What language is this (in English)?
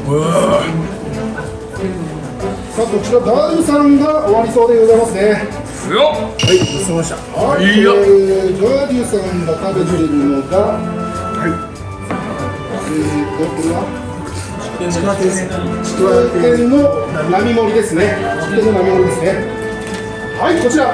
Japanese